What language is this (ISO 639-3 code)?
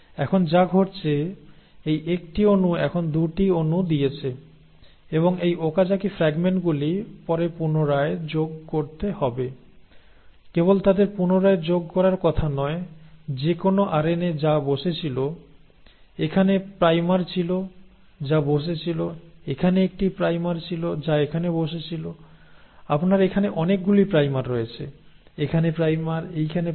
ben